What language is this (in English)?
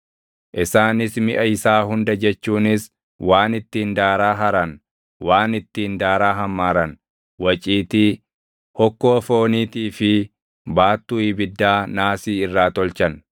Oromo